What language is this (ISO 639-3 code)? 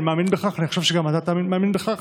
heb